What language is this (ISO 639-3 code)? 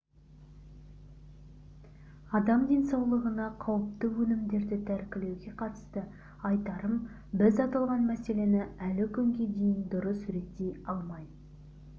kaz